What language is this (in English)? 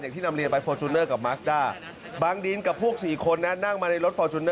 Thai